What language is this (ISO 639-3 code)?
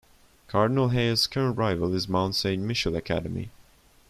eng